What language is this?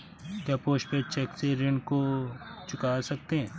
Hindi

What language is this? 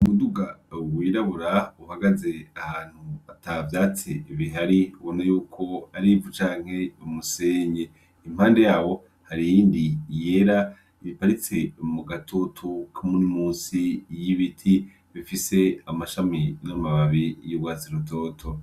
Rundi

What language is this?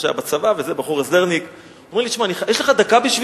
Hebrew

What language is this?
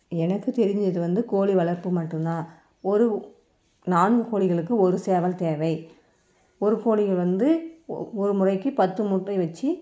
Tamil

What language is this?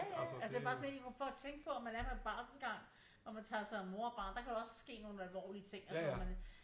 Danish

